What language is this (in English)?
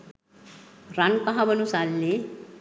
Sinhala